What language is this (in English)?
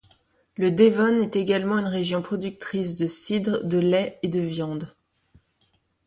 French